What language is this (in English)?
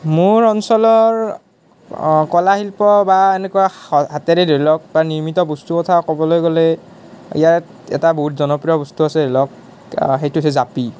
Assamese